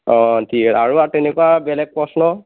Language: Assamese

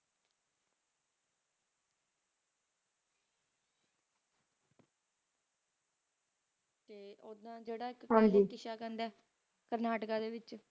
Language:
Punjabi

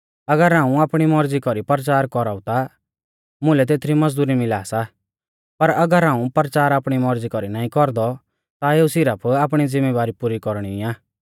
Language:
Mahasu Pahari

